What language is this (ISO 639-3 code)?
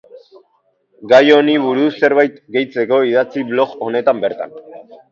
eus